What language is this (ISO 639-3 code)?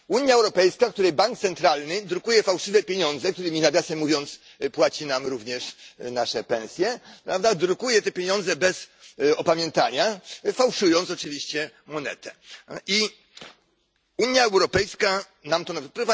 pol